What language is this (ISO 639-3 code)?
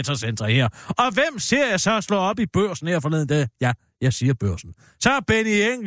dan